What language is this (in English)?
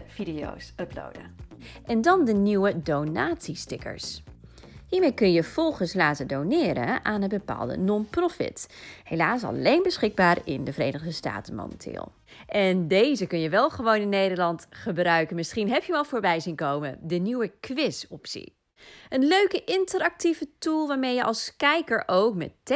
Dutch